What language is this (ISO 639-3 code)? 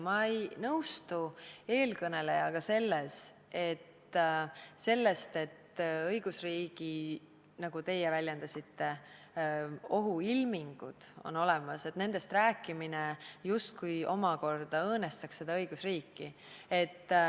est